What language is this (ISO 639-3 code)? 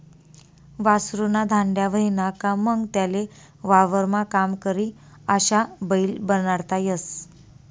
mar